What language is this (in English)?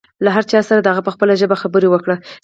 Pashto